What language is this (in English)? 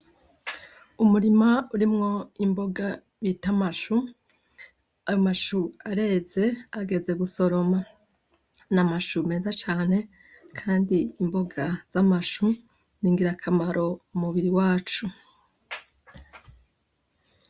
Rundi